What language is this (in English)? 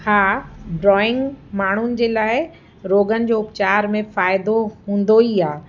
Sindhi